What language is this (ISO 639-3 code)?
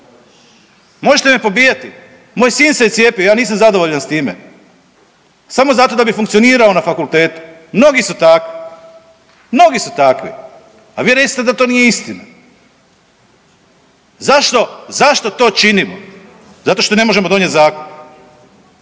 hrv